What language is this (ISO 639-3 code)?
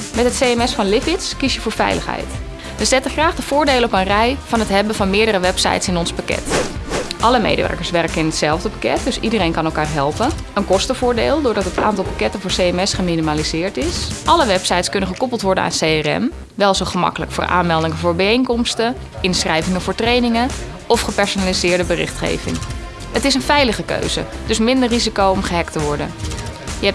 nld